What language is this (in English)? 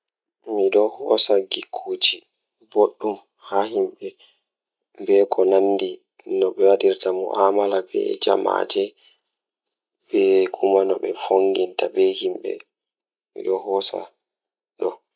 Fula